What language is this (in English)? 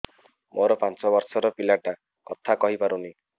Odia